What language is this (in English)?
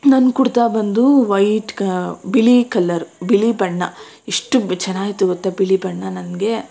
Kannada